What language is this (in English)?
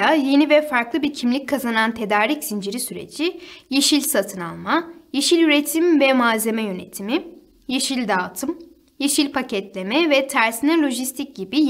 Turkish